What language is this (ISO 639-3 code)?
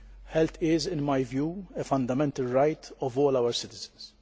eng